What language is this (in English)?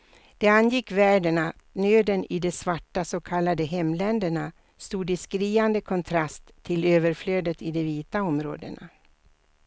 Swedish